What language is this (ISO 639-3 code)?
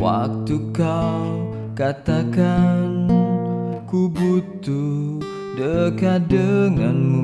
ind